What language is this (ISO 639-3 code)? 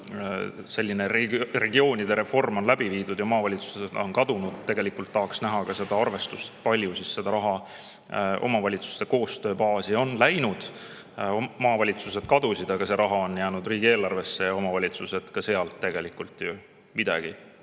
est